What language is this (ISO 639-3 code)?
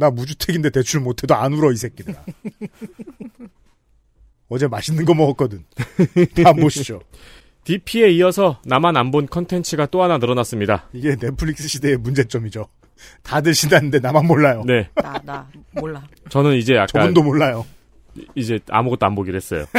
kor